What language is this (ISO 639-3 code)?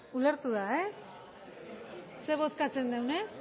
eus